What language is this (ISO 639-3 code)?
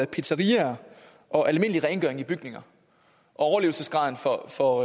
dan